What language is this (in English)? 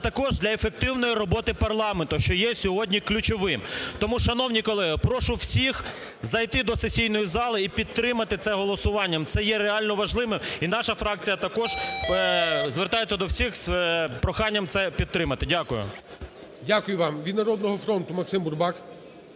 Ukrainian